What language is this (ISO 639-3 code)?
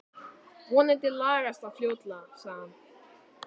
isl